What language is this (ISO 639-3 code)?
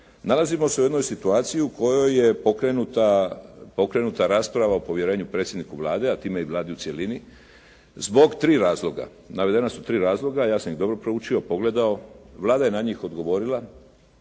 hrv